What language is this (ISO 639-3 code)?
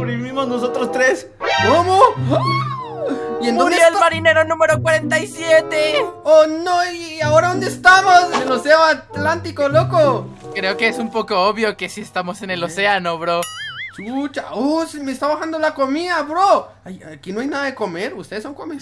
spa